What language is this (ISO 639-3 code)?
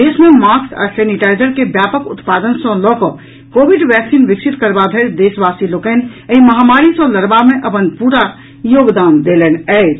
mai